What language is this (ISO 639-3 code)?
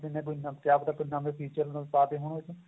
pan